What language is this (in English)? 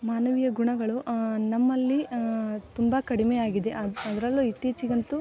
Kannada